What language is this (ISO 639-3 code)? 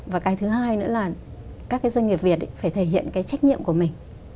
vie